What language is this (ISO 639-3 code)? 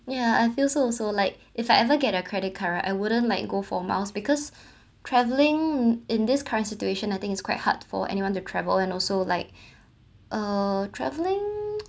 eng